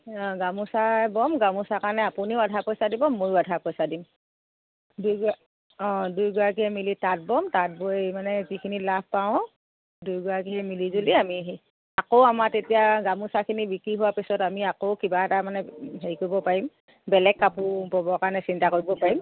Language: Assamese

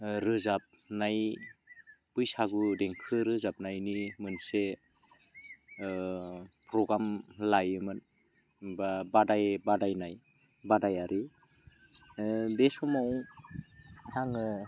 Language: Bodo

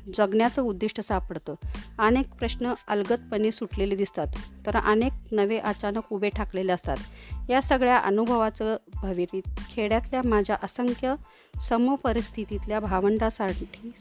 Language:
Marathi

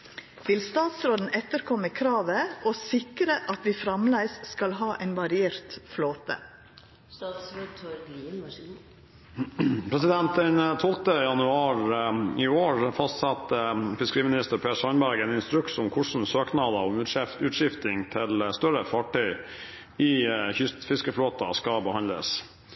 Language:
Norwegian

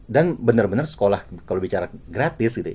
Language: Indonesian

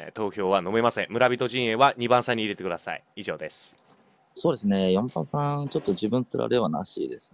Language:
Japanese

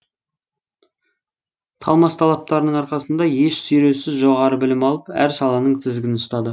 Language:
Kazakh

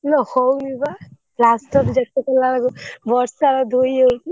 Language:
Odia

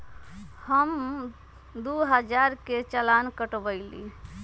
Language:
Magahi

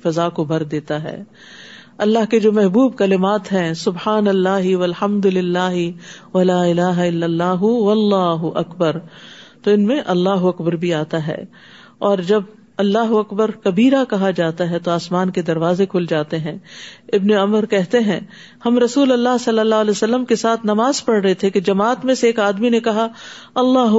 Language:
Urdu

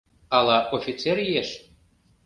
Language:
Mari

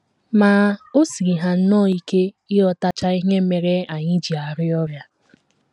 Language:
Igbo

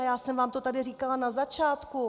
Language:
Czech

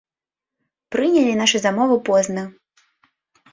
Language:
Belarusian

